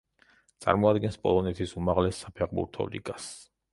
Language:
Georgian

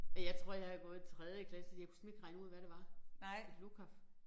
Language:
Danish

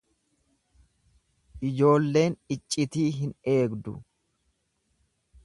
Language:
Oromo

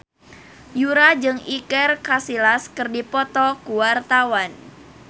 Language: Sundanese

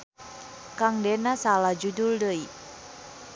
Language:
Sundanese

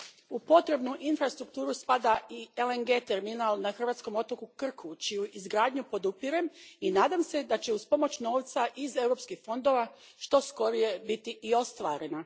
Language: Croatian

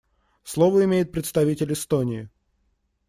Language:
Russian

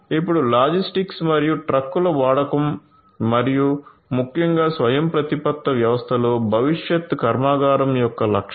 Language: Telugu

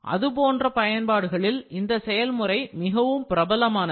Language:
Tamil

